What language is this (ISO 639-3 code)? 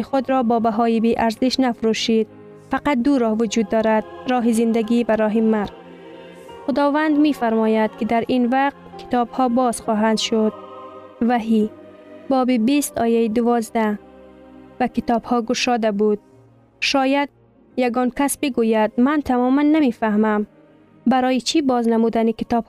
fas